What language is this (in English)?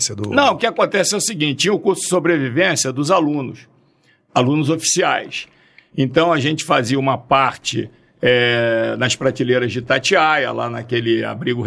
Portuguese